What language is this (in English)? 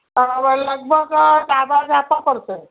Gujarati